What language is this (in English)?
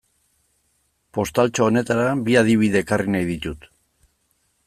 Basque